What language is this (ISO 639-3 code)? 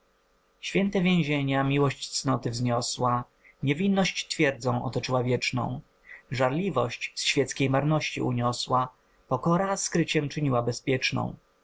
pol